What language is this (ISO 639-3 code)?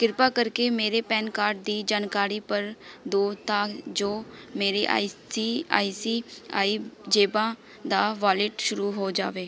pan